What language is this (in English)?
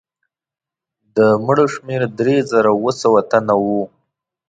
Pashto